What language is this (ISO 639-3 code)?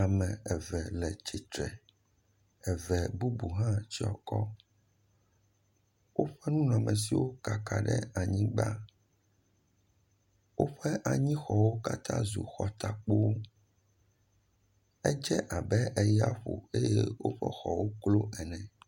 ewe